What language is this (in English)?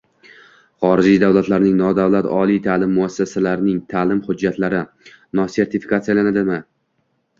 Uzbek